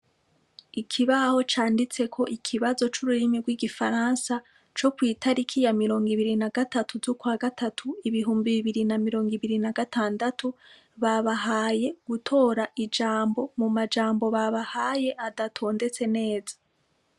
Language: Rundi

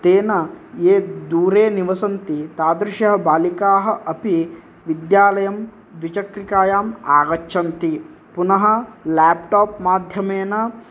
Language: Sanskrit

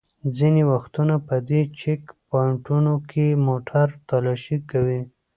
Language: Pashto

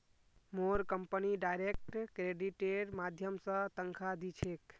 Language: Magahi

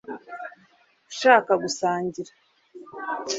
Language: Kinyarwanda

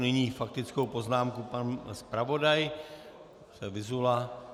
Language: Czech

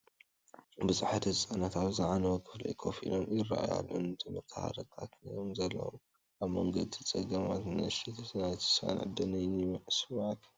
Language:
Tigrinya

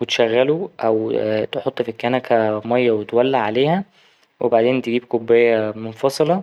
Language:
Egyptian Arabic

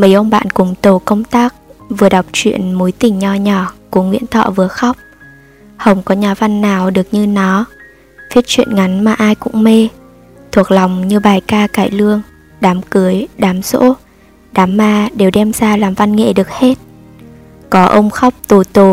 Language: Vietnamese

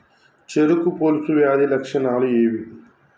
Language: Telugu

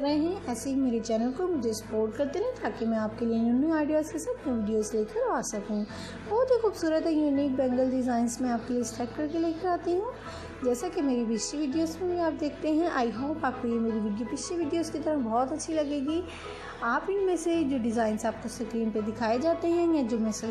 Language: Hindi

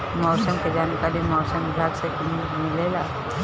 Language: Bhojpuri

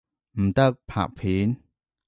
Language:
Cantonese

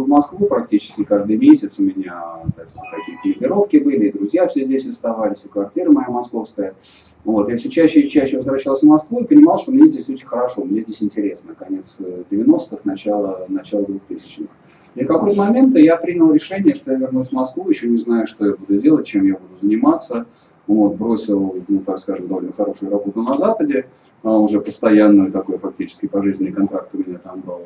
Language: Russian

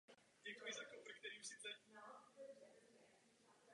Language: Czech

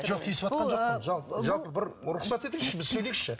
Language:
Kazakh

